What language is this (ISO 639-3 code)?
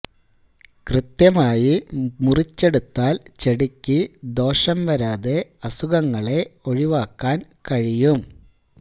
mal